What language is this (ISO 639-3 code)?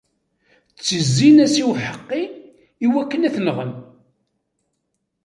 kab